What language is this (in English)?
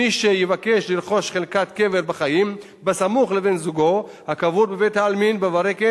Hebrew